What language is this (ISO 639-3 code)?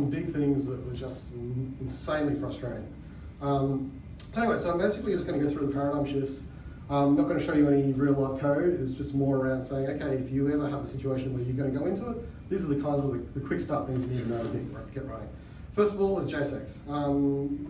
eng